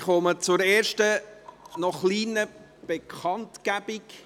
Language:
Swiss German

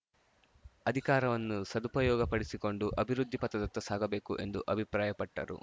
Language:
Kannada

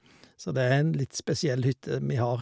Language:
Norwegian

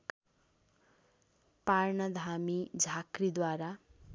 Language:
Nepali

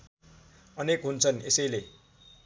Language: Nepali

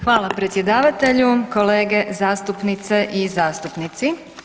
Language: Croatian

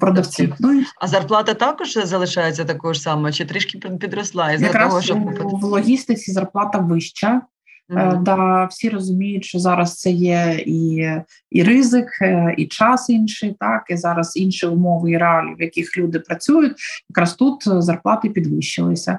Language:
Ukrainian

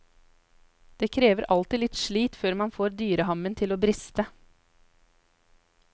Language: Norwegian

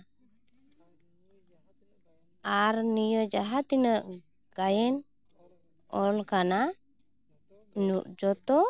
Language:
Santali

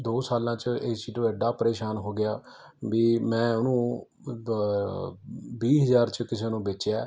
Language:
Punjabi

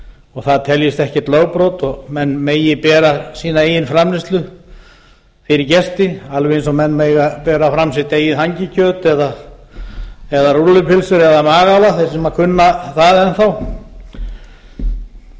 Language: Icelandic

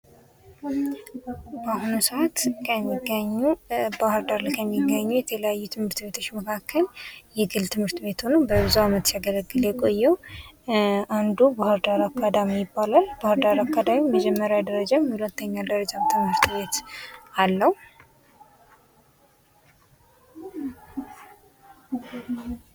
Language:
Amharic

